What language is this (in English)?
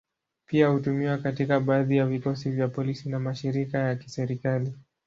Swahili